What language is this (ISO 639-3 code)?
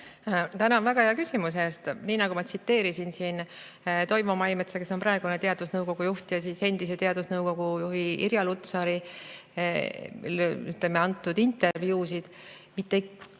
est